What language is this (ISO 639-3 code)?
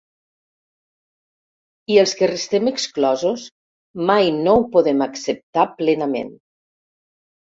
cat